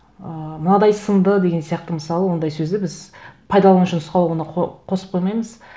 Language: Kazakh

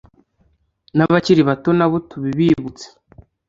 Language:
Kinyarwanda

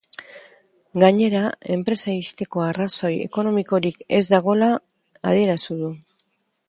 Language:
Basque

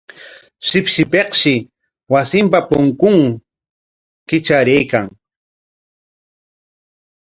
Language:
Corongo Ancash Quechua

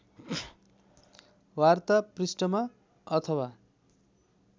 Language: Nepali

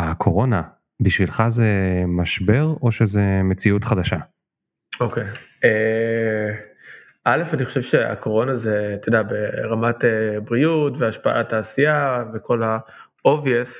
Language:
Hebrew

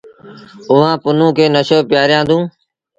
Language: Sindhi Bhil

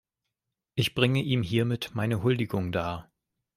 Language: German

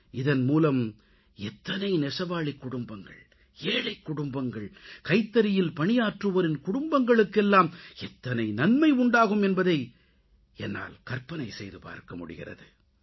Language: Tamil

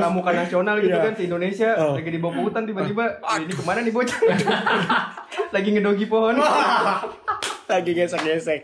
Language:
Indonesian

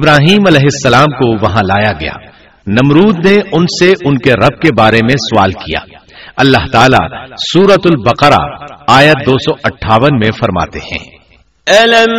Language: Urdu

